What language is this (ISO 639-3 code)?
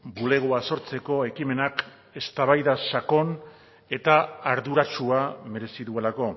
eus